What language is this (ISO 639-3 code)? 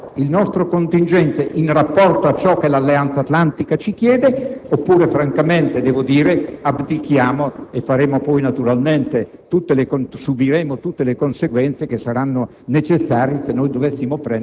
ita